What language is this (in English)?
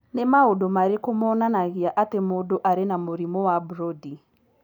Kikuyu